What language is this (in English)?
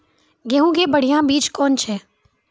Maithili